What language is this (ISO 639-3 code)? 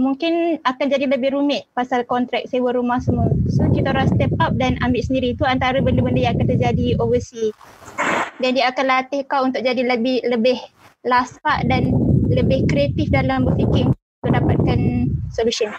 msa